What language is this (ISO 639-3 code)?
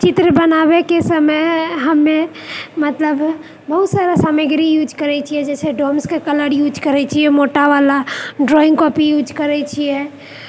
mai